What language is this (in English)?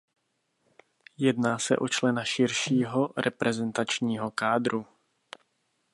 Czech